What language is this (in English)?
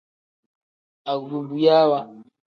Tem